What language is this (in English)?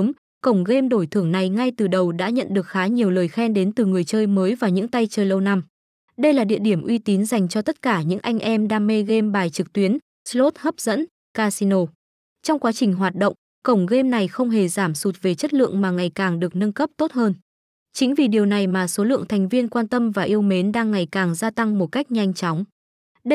Vietnamese